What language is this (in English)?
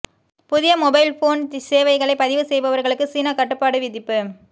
Tamil